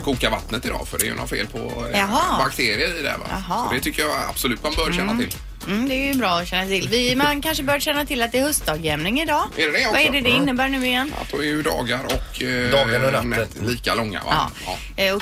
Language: Swedish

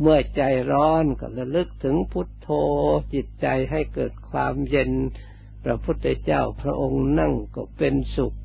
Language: Thai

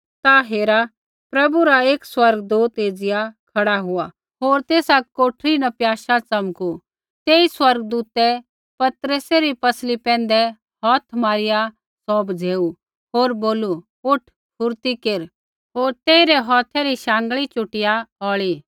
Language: Kullu Pahari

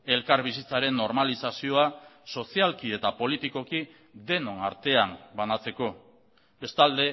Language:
Basque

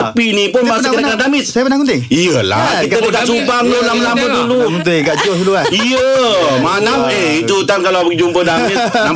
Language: Malay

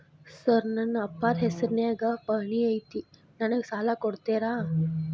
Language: Kannada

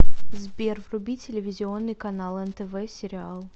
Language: Russian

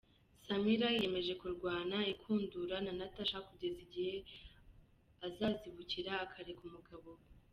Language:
Kinyarwanda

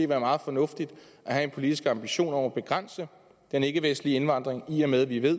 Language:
Danish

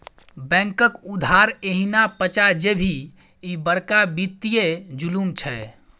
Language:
Maithili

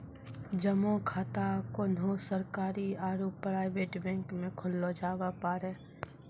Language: Maithili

